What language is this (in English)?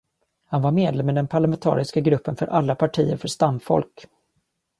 Swedish